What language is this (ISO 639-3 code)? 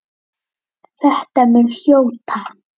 isl